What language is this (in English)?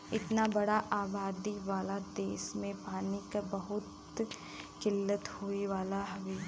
Bhojpuri